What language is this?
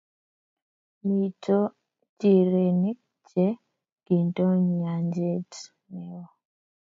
Kalenjin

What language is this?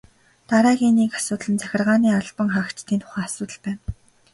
Mongolian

